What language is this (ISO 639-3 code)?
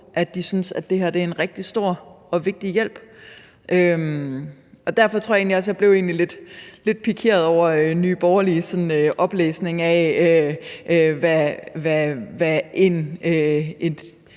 dan